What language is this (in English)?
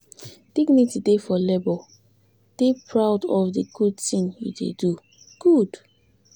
Nigerian Pidgin